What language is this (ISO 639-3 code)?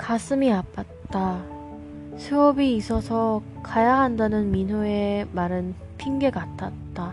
kor